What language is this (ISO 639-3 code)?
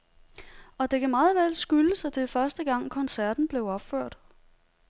dan